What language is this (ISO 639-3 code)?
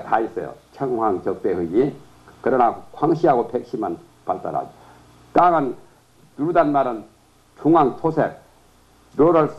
kor